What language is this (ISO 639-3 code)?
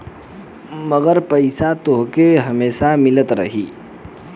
bho